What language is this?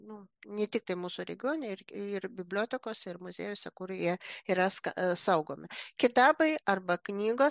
Lithuanian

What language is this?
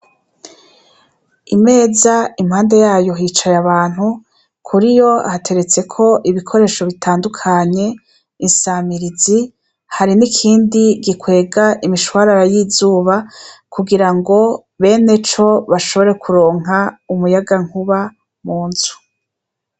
Rundi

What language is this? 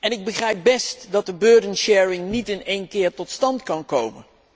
Dutch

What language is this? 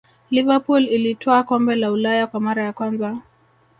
Swahili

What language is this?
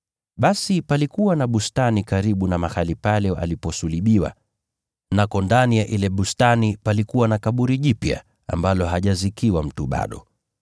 Swahili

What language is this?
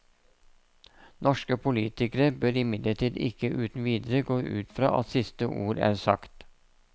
Norwegian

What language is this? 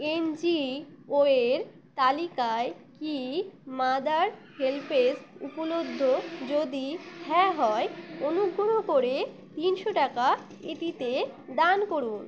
Bangla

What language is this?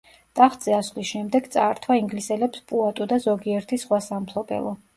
Georgian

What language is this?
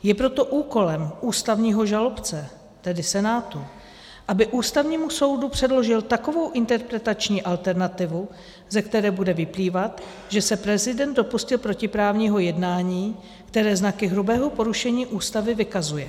Czech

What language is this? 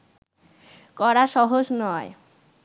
Bangla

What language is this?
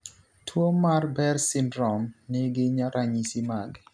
Luo (Kenya and Tanzania)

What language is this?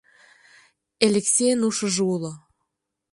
Mari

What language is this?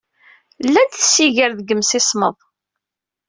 Kabyle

